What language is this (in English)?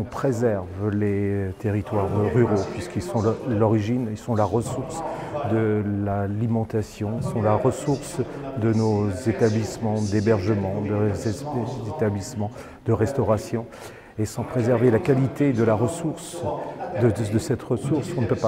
French